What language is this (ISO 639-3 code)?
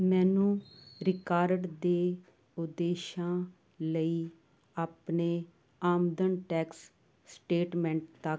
pan